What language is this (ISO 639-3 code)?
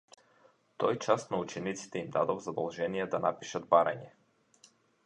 mkd